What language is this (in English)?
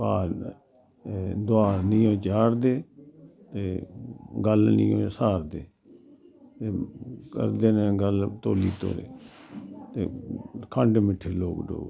Dogri